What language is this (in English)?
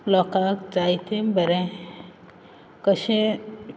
Konkani